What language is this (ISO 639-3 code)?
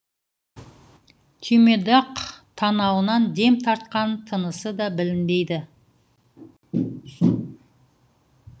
kaz